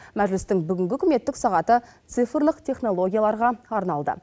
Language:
Kazakh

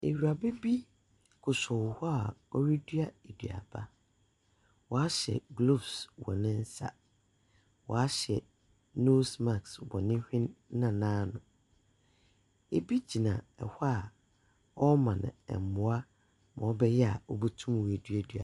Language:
Akan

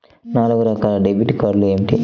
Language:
Telugu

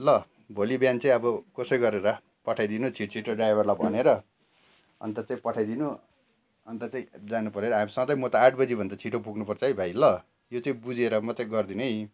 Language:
Nepali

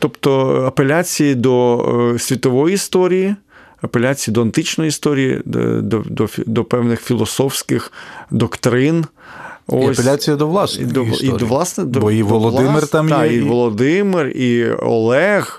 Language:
Ukrainian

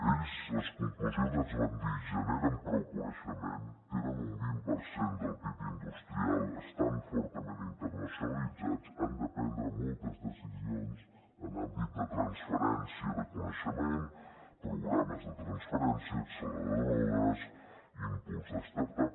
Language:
Catalan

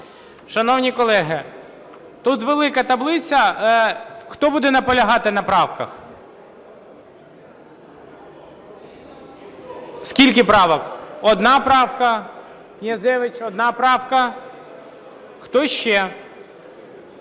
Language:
Ukrainian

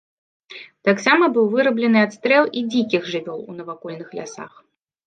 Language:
Belarusian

